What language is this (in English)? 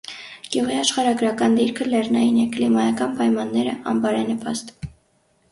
Armenian